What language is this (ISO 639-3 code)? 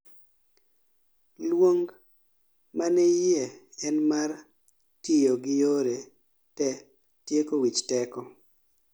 luo